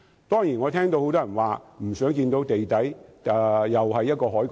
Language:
Cantonese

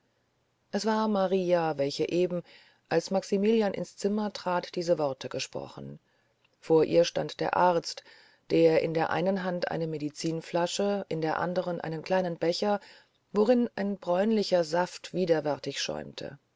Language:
German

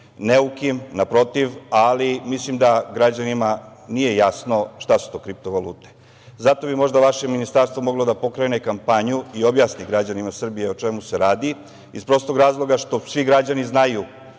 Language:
Serbian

